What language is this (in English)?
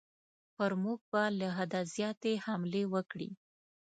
Pashto